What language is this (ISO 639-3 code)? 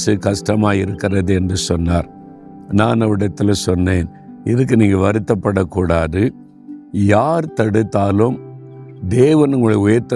tam